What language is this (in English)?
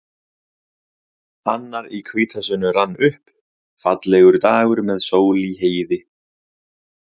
Icelandic